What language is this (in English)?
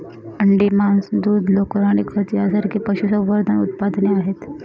Marathi